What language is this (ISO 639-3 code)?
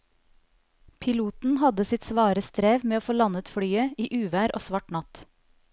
nor